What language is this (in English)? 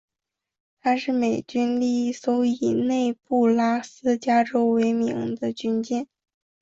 Chinese